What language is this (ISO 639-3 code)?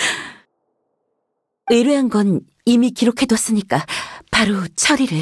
kor